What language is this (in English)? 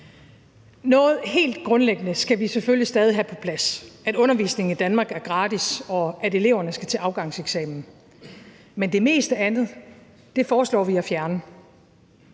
Danish